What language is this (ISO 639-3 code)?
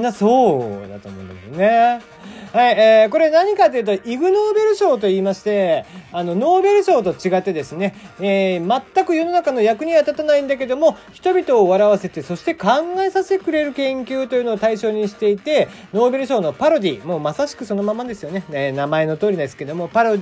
jpn